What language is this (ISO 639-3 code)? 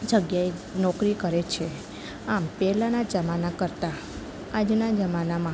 guj